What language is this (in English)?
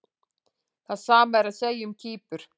Icelandic